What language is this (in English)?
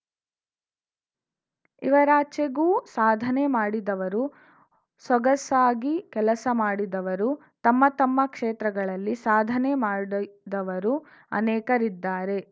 Kannada